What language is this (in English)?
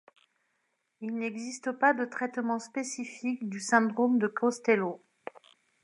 French